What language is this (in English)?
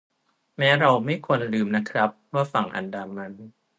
Thai